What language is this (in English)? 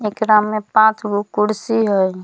Magahi